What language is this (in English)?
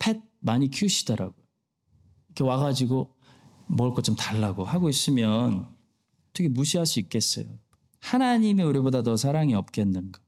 Korean